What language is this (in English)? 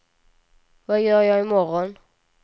Swedish